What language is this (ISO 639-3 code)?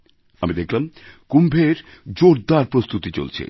ben